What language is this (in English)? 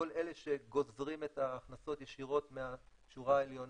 Hebrew